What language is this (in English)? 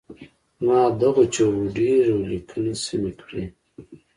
Pashto